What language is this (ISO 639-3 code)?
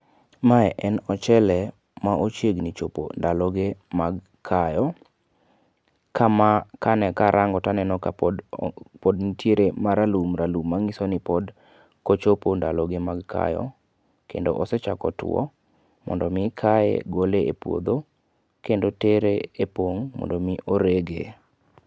luo